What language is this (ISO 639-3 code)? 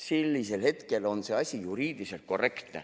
est